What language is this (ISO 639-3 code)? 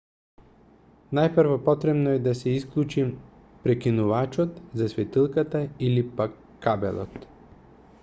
mkd